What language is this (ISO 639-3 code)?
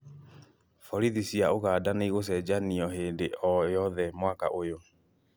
kik